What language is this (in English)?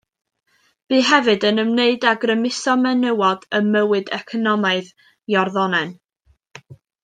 Welsh